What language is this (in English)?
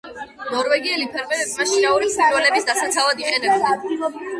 Georgian